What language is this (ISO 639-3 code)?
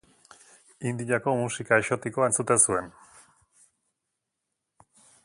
eus